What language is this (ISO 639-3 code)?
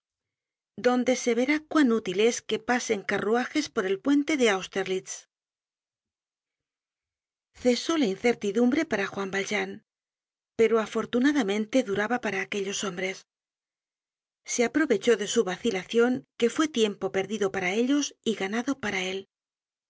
spa